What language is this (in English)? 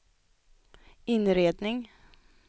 Swedish